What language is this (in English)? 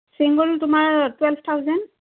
Assamese